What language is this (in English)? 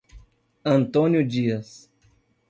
Portuguese